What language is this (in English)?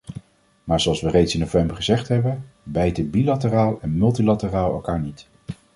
Dutch